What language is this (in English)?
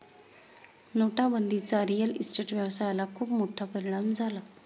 Marathi